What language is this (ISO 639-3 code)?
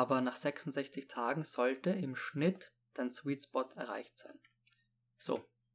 deu